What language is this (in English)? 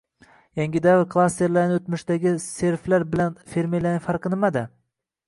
Uzbek